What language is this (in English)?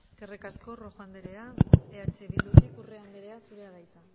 Basque